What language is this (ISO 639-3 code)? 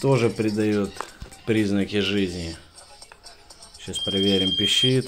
rus